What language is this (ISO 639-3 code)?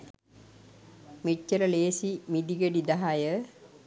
sin